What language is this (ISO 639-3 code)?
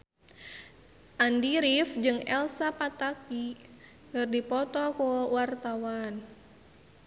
sun